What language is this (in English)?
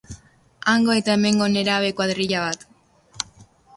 Basque